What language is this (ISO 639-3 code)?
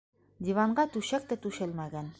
bak